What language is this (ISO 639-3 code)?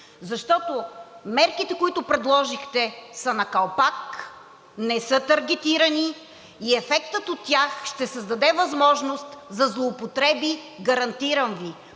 bul